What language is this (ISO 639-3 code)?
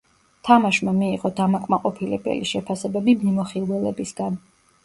kat